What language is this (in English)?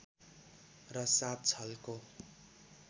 Nepali